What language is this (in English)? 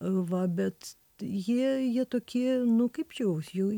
Lithuanian